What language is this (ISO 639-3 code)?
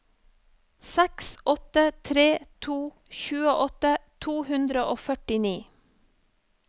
nor